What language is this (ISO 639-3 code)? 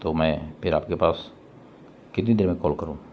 urd